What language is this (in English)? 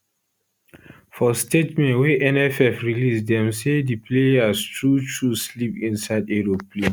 Nigerian Pidgin